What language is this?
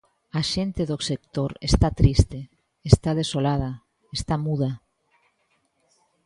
Galician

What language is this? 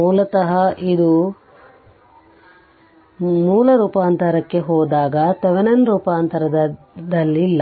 Kannada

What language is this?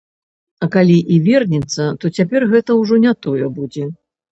Belarusian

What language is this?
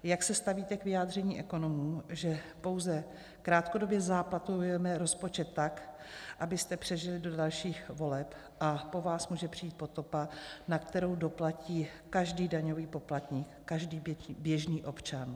Czech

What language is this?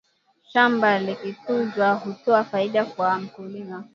Swahili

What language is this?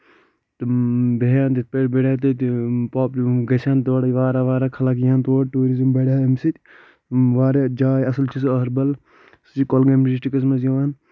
Kashmiri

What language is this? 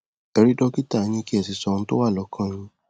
Yoruba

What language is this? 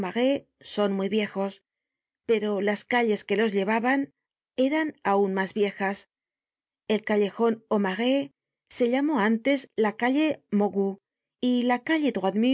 Spanish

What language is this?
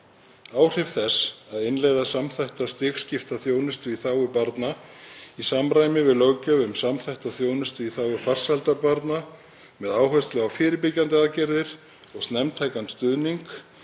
Icelandic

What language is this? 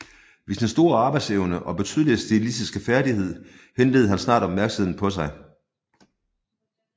Danish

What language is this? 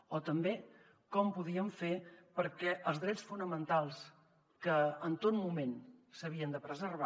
Catalan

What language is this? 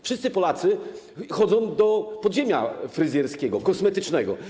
Polish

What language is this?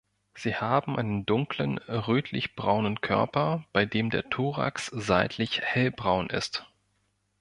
German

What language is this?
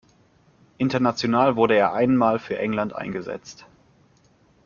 German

